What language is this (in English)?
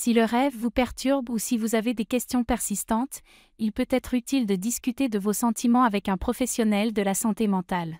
French